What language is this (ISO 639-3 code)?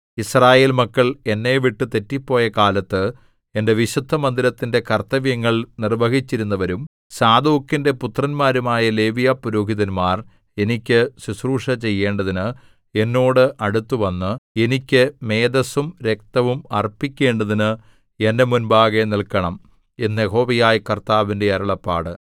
mal